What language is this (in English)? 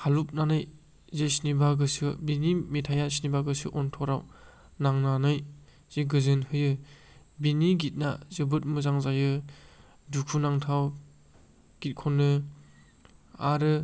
Bodo